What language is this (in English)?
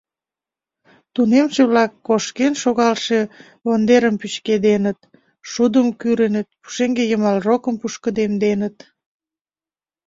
Mari